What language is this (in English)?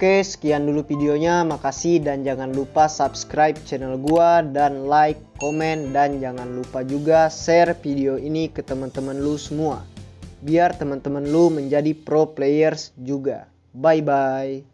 Indonesian